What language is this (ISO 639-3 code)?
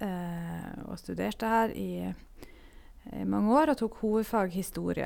nor